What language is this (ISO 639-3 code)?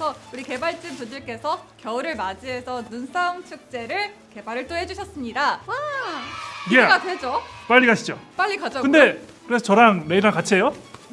kor